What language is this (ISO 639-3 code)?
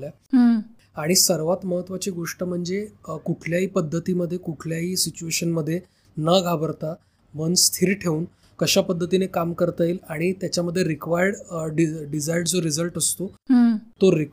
mar